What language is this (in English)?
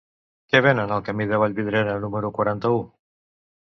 Catalan